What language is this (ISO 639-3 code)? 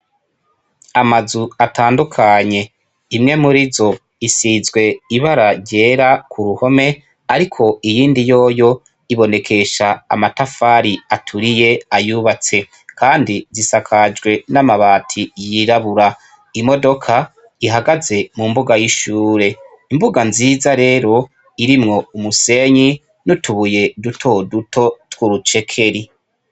run